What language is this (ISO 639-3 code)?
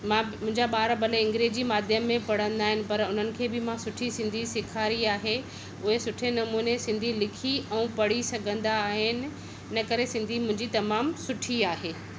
snd